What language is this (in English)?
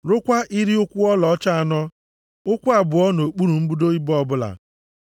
Igbo